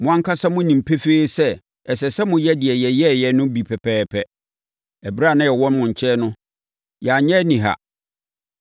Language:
Akan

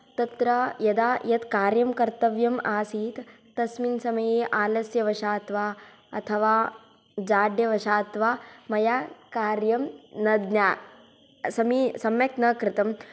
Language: Sanskrit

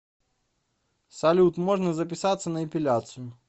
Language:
Russian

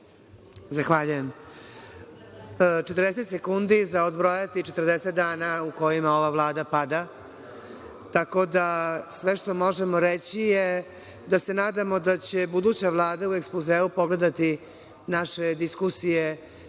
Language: Serbian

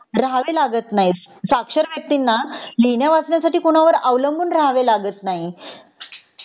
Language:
Marathi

